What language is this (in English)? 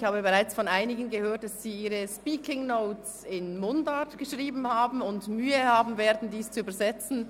Swiss German